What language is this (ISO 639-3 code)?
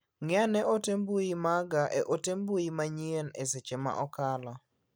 luo